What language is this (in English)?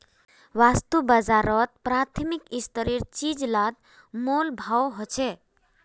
Magahi